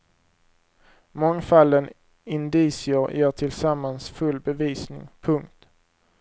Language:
Swedish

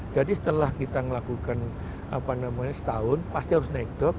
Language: Indonesian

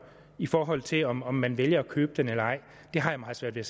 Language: Danish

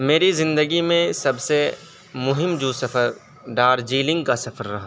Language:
Urdu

